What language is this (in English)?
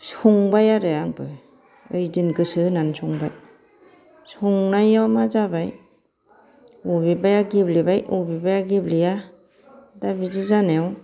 Bodo